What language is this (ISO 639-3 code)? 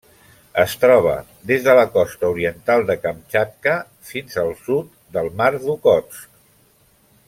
cat